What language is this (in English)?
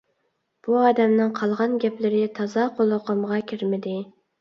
Uyghur